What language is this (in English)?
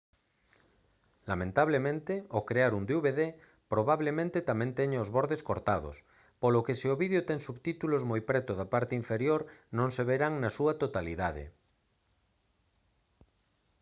Galician